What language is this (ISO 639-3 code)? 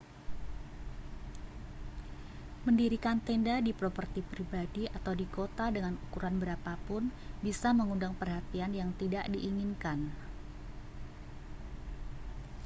ind